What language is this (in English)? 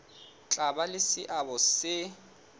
Southern Sotho